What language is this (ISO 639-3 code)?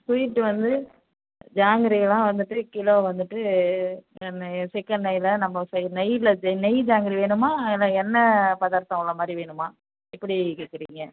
tam